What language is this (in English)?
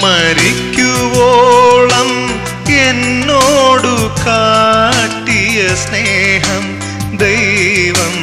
Malayalam